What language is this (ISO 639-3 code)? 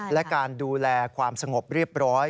tha